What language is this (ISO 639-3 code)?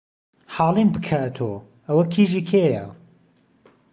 ckb